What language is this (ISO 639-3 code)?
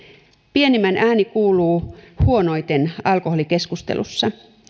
fin